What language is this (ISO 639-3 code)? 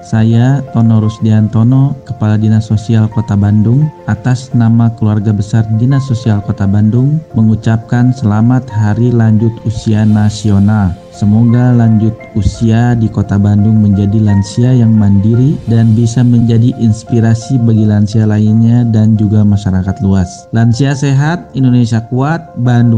ind